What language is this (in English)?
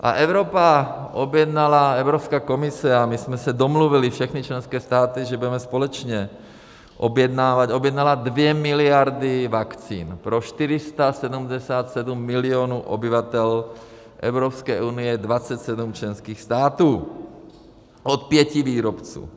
Czech